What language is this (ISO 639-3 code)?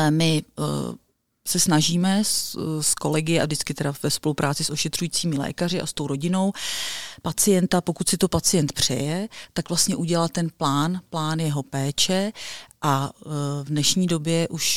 ces